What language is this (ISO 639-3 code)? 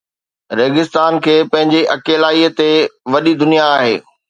snd